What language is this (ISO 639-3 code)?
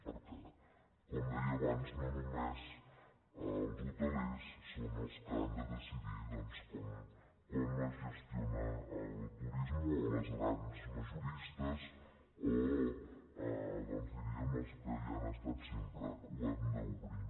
cat